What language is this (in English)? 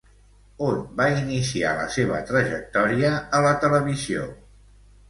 Catalan